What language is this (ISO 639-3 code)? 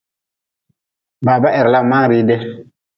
nmz